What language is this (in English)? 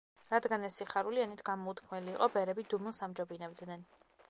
Georgian